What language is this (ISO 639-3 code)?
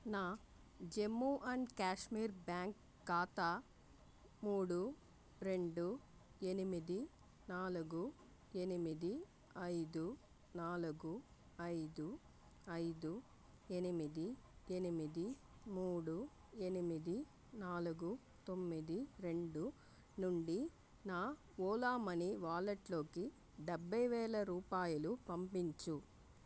tel